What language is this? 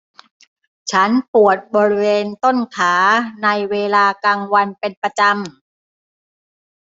Thai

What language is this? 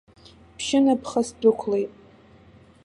Abkhazian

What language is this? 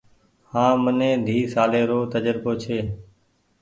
Goaria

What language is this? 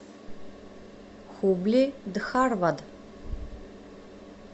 Russian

